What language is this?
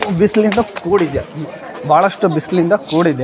Kannada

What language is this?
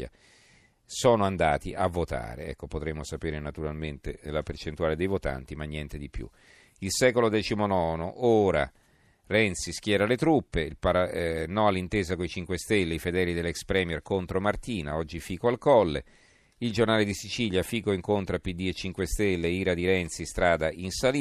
Italian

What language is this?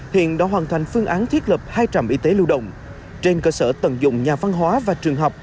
Vietnamese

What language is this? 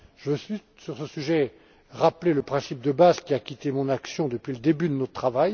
French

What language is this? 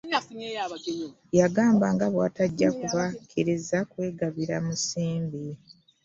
Ganda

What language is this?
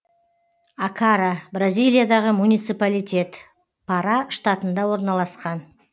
Kazakh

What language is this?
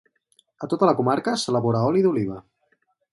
Catalan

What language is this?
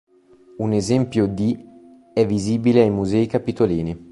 Italian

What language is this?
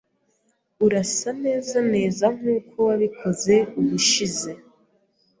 Kinyarwanda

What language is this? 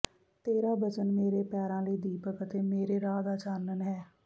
Punjabi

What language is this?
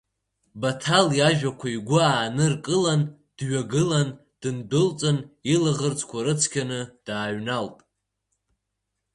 Abkhazian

